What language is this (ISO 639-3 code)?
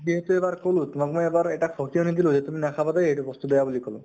asm